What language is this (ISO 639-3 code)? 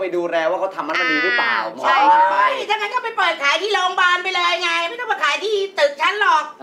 tha